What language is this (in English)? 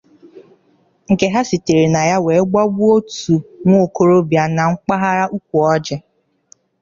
Igbo